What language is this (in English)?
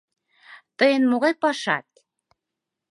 Mari